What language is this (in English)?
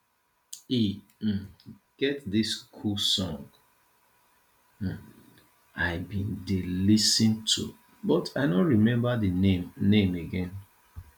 Nigerian Pidgin